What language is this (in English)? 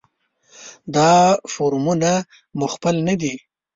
Pashto